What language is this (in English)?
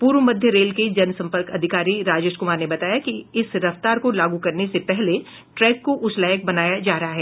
Hindi